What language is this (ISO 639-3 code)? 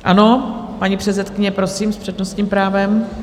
ces